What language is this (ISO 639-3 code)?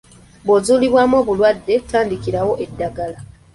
lug